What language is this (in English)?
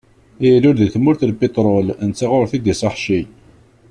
Kabyle